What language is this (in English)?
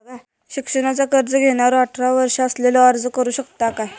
Marathi